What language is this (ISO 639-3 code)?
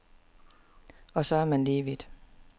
dan